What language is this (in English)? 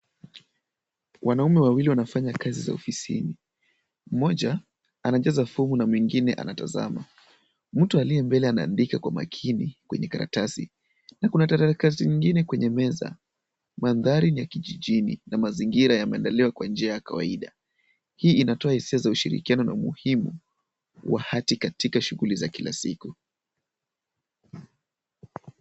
Swahili